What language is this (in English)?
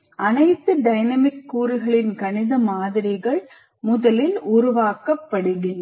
Tamil